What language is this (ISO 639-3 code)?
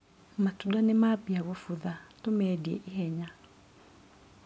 kik